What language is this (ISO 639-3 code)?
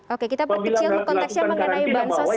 ind